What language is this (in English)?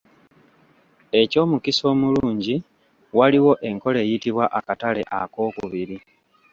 Ganda